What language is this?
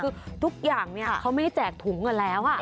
Thai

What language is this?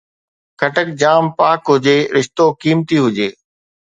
Sindhi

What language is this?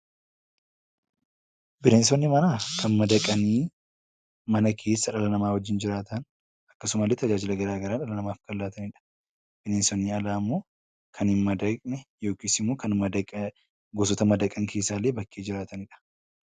Oromo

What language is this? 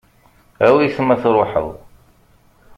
Kabyle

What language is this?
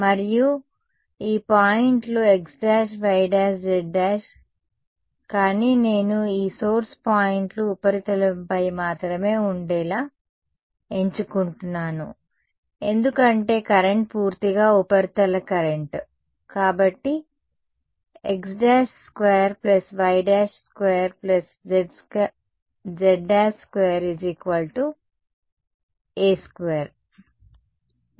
Telugu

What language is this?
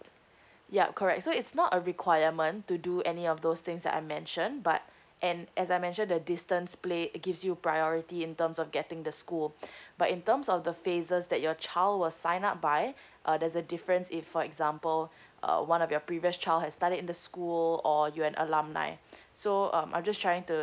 English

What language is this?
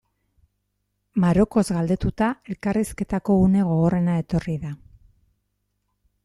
Basque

